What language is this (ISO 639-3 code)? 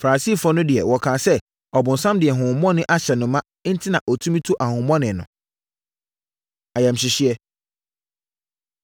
aka